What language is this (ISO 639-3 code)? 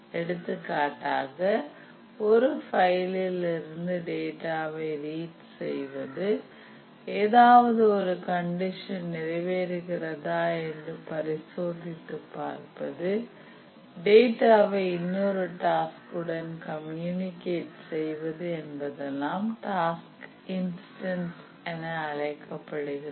tam